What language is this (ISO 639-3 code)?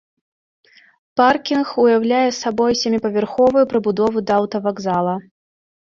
bel